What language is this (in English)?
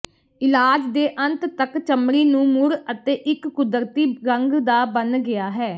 Punjabi